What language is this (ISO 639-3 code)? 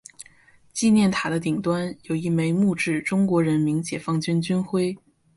zho